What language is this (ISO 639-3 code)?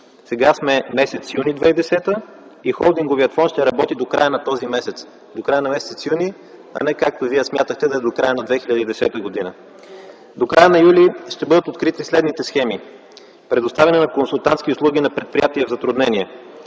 bul